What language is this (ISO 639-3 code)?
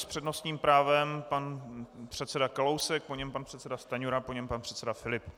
ces